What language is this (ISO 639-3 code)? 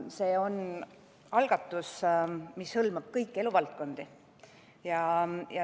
est